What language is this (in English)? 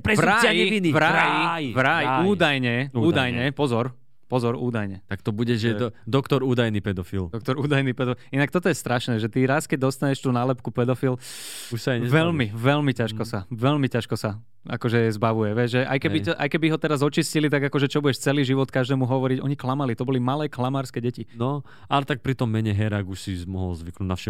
Slovak